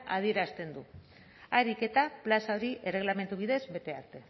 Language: Basque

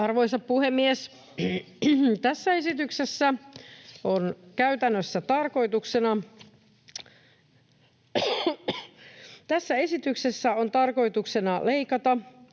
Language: Finnish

